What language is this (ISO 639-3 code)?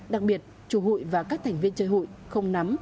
vie